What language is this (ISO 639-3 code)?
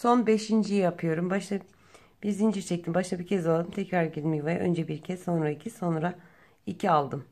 tur